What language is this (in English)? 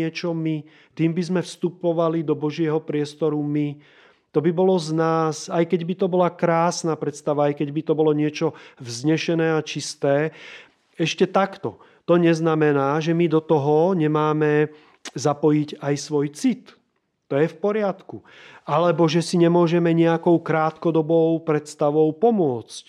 Slovak